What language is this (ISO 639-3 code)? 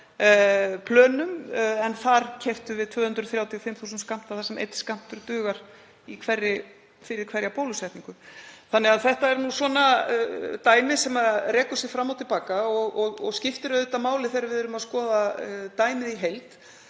isl